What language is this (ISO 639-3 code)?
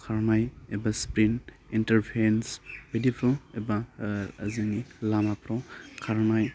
brx